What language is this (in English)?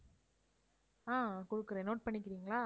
Tamil